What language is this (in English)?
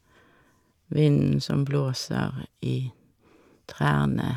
Norwegian